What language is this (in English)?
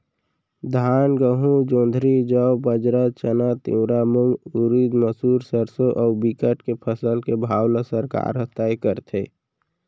Chhattisgarhi